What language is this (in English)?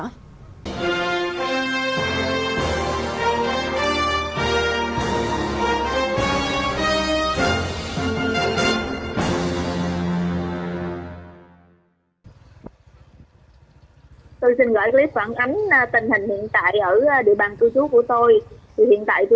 Vietnamese